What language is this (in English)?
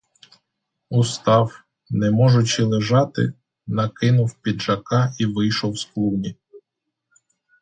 Ukrainian